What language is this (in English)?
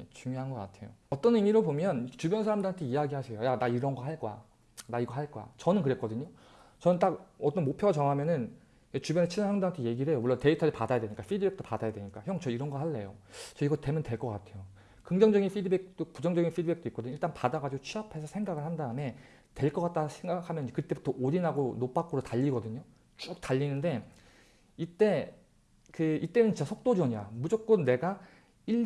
Korean